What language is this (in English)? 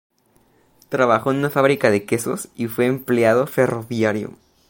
Spanish